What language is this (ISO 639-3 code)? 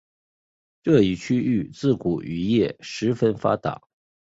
zho